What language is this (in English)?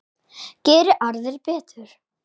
Icelandic